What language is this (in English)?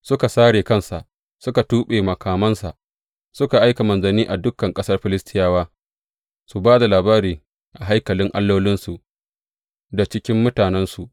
Hausa